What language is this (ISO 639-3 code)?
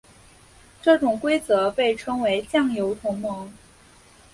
zho